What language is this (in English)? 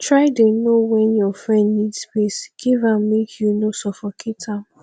Nigerian Pidgin